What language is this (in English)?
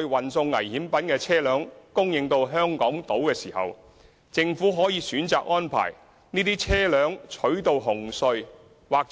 Cantonese